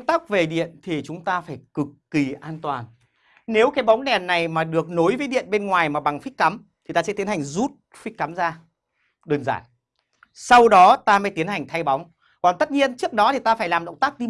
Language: Vietnamese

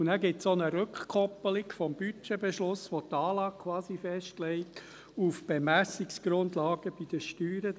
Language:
Swiss German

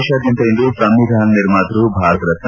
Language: Kannada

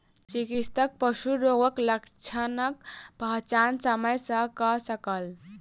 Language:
Maithili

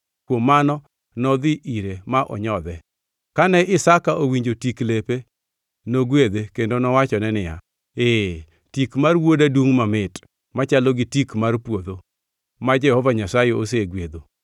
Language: Luo (Kenya and Tanzania)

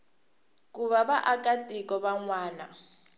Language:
Tsonga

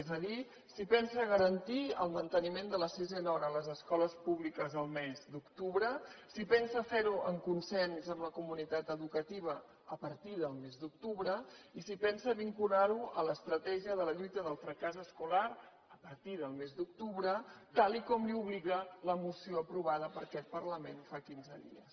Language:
Catalan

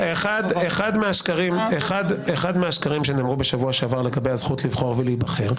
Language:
Hebrew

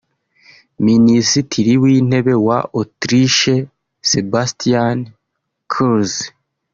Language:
Kinyarwanda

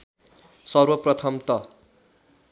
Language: Nepali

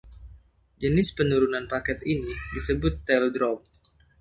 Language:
Indonesian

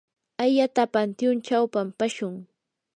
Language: Yanahuanca Pasco Quechua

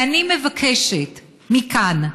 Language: Hebrew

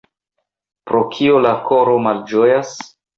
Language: Esperanto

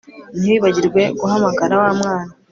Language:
Kinyarwanda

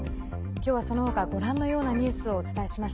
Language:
Japanese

